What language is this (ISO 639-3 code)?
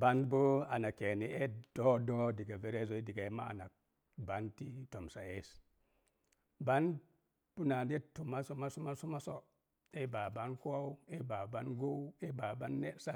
ver